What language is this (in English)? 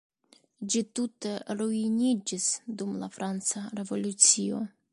Esperanto